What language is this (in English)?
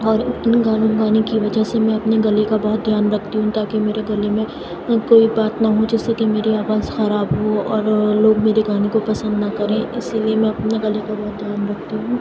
Urdu